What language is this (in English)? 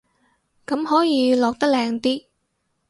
Cantonese